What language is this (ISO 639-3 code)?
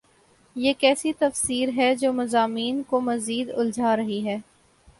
urd